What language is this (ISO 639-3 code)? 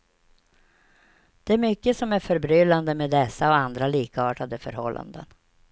swe